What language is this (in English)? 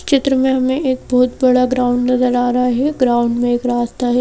Hindi